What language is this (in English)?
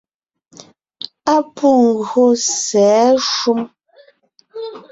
Ngiemboon